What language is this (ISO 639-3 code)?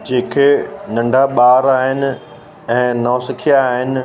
snd